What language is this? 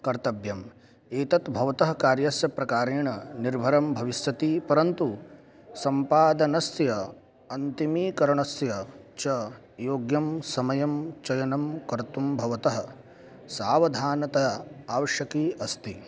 Sanskrit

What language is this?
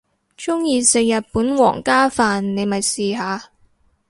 Cantonese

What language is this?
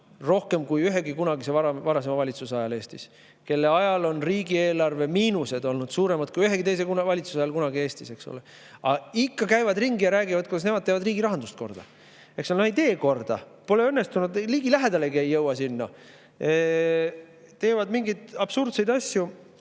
Estonian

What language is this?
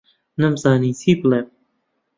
Central Kurdish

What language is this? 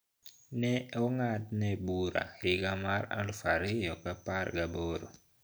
Luo (Kenya and Tanzania)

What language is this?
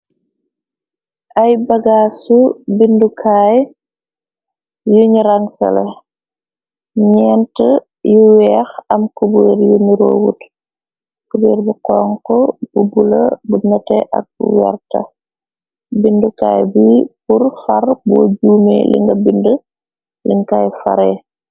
Wolof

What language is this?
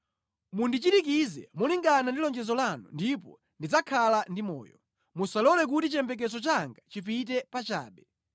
Nyanja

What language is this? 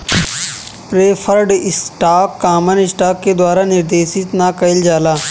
Bhojpuri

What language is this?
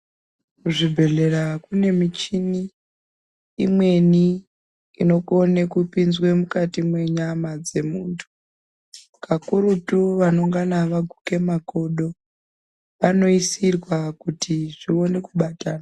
Ndau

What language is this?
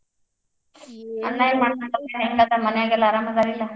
Kannada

